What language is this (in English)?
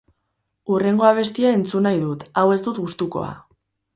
Basque